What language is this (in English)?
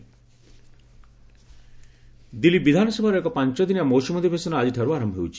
Odia